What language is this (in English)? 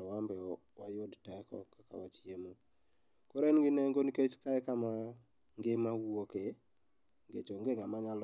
Luo (Kenya and Tanzania)